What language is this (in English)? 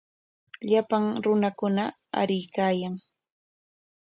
Corongo Ancash Quechua